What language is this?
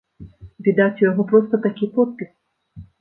Belarusian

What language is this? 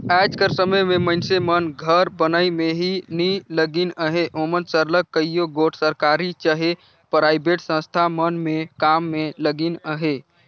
Chhattisgarhi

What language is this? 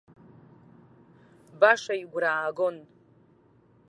Abkhazian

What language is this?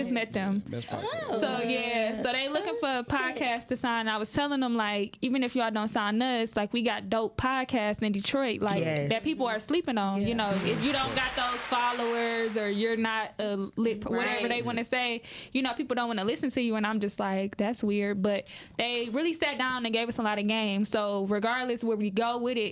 English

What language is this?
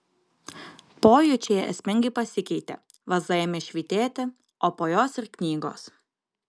Lithuanian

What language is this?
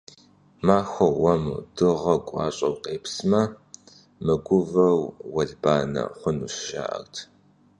Kabardian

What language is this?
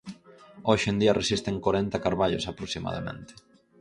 Galician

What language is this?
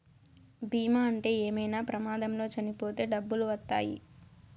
Telugu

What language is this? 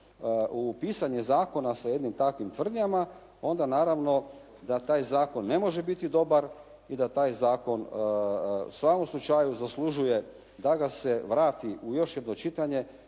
Croatian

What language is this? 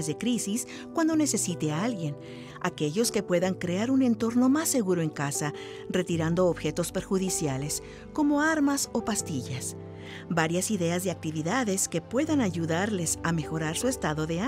Spanish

